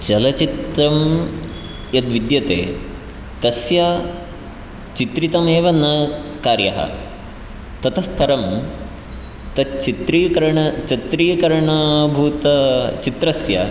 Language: Sanskrit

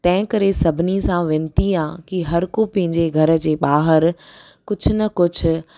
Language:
Sindhi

